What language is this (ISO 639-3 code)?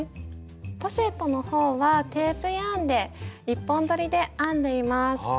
jpn